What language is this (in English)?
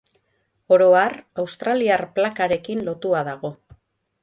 Basque